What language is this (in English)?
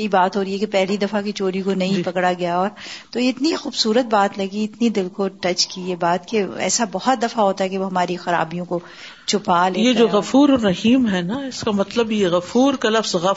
Urdu